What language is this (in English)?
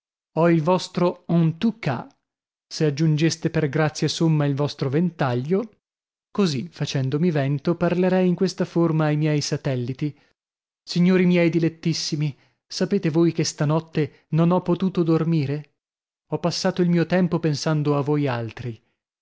Italian